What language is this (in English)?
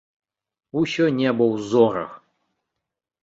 Belarusian